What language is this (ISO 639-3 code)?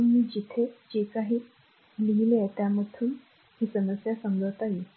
mar